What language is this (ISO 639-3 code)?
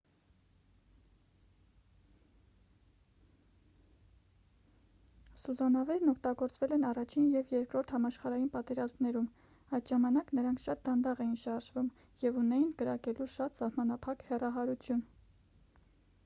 hye